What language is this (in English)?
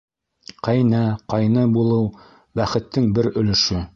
Bashkir